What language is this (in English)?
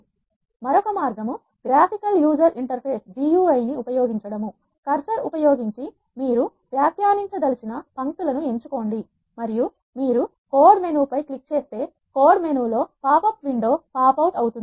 Telugu